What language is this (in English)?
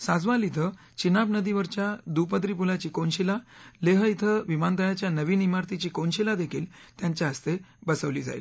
Marathi